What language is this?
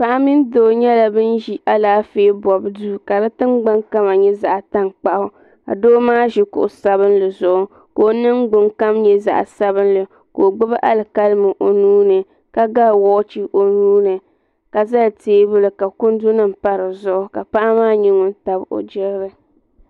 Dagbani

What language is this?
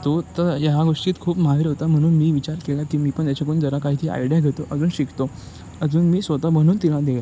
Marathi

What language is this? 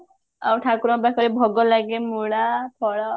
Odia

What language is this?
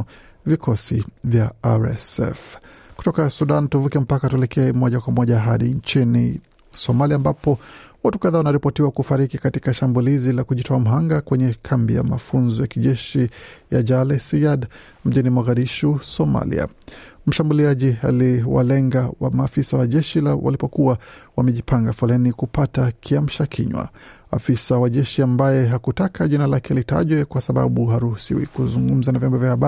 Swahili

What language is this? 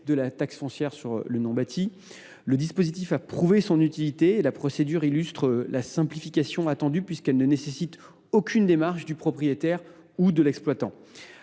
French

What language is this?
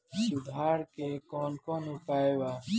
Bhojpuri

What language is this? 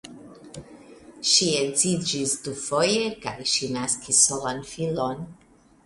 Esperanto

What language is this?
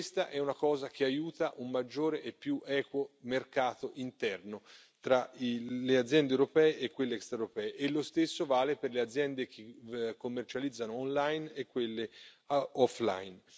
Italian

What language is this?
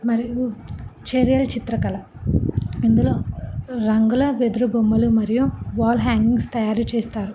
Telugu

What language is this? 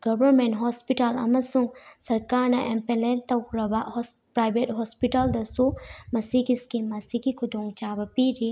Manipuri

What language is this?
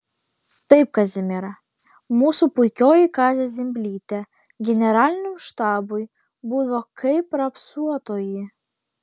Lithuanian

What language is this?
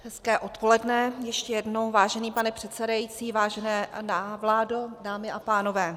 Czech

